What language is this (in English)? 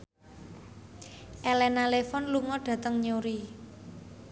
Javanese